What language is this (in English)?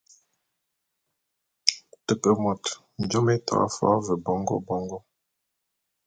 Bulu